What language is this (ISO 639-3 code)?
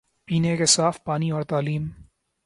urd